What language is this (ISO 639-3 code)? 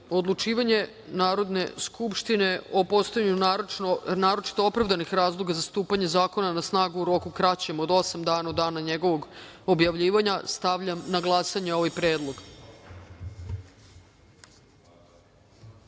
srp